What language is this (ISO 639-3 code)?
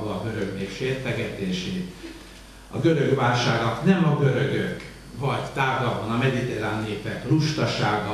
hun